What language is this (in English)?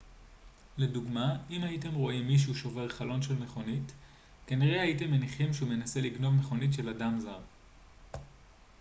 Hebrew